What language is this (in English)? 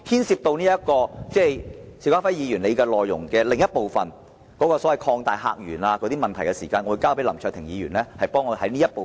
Cantonese